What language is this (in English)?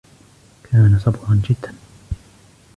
Arabic